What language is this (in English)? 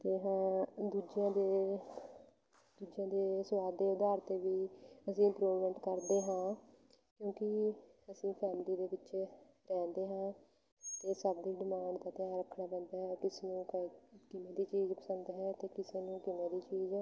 Punjabi